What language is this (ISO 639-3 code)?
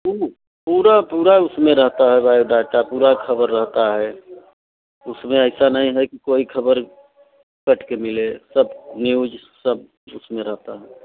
hin